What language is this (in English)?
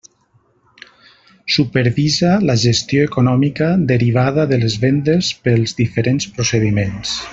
Catalan